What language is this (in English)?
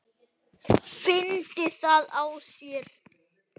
Icelandic